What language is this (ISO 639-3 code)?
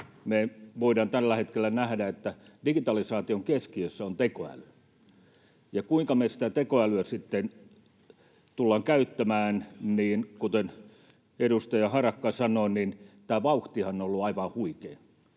fin